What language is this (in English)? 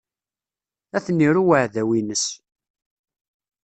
Kabyle